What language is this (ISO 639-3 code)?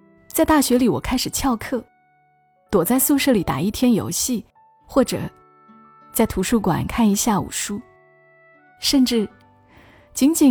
zho